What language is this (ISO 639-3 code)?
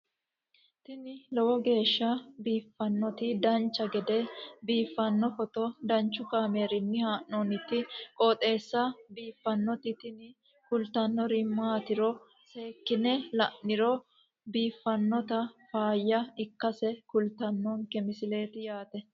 sid